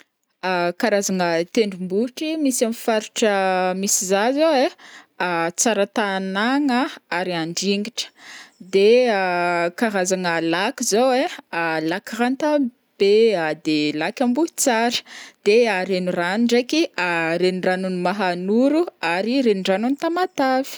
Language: Northern Betsimisaraka Malagasy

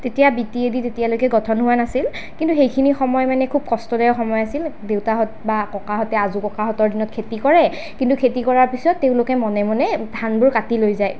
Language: Assamese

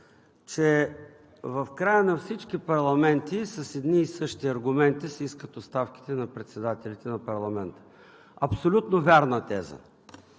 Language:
Bulgarian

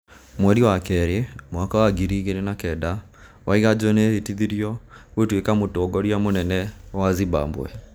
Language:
Kikuyu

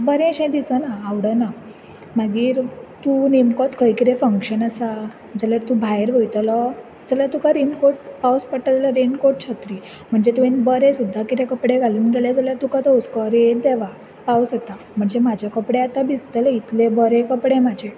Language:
Konkani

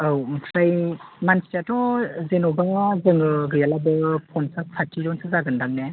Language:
Bodo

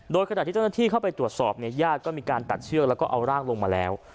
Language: Thai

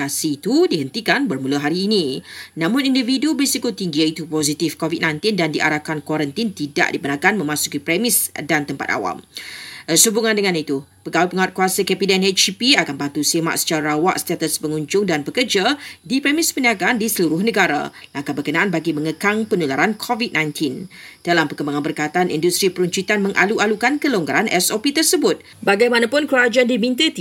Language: Malay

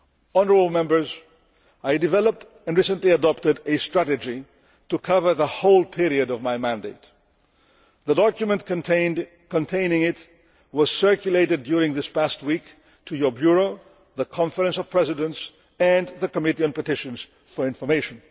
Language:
English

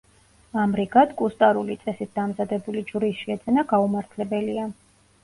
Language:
Georgian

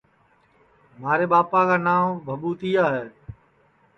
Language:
Sansi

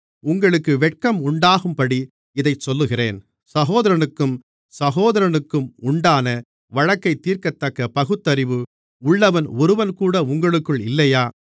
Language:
Tamil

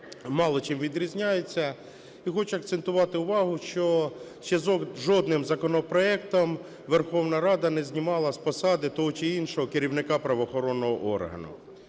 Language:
Ukrainian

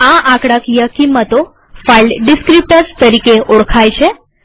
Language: Gujarati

